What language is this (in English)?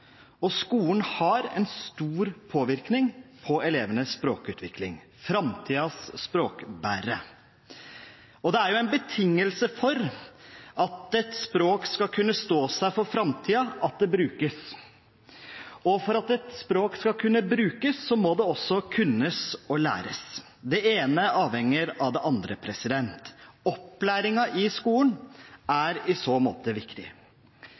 Norwegian Bokmål